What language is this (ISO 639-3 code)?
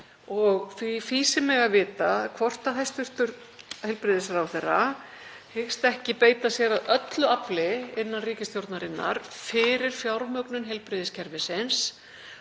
isl